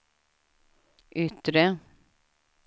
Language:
Swedish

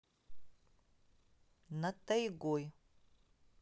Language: Russian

